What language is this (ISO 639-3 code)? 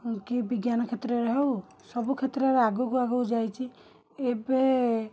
ori